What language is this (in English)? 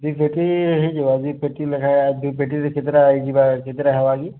Odia